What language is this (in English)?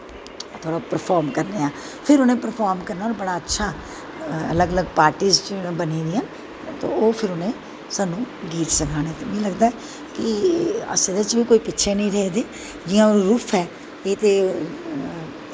Dogri